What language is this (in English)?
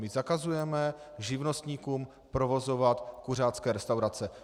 Czech